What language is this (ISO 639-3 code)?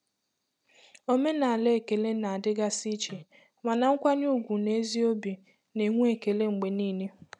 ibo